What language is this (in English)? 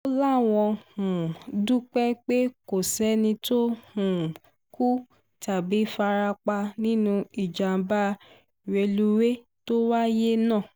Yoruba